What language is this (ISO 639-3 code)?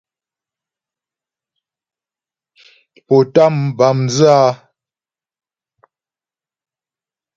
bbj